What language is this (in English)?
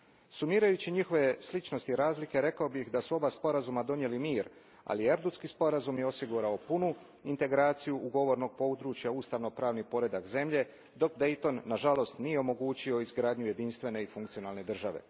Croatian